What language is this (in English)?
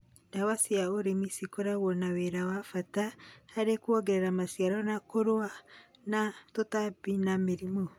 Kikuyu